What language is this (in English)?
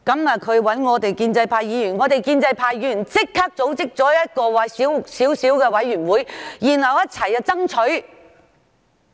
Cantonese